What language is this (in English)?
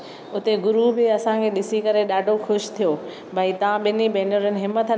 Sindhi